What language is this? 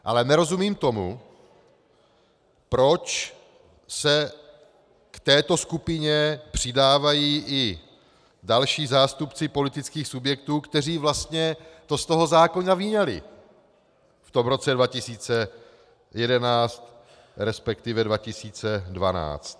Czech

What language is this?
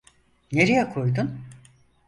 Turkish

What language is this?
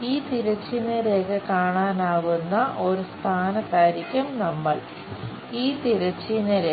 Malayalam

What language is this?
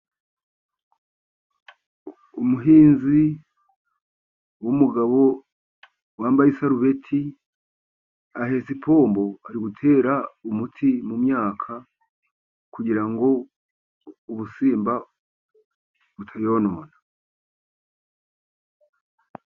Kinyarwanda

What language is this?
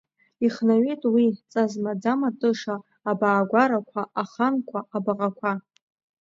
Abkhazian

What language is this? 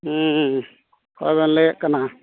Santali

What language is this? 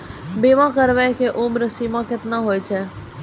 Maithili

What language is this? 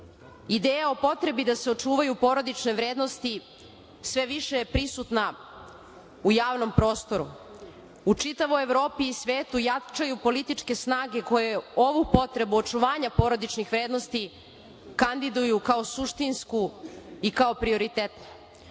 Serbian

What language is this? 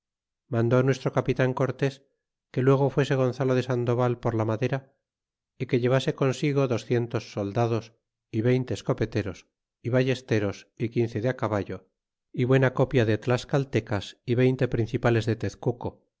Spanish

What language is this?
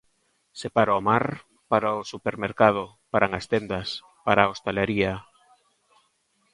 Galician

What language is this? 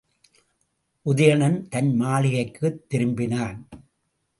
Tamil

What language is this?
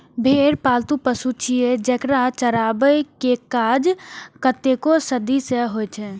Maithili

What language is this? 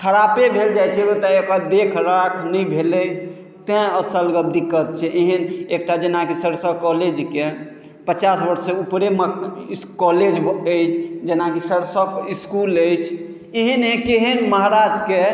Maithili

